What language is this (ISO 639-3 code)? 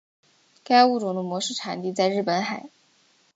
zho